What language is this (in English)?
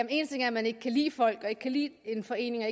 Danish